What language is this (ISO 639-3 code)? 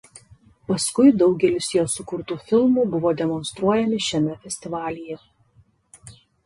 lit